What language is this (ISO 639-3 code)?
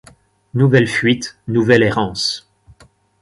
fra